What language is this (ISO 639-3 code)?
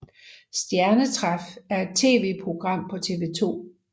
dan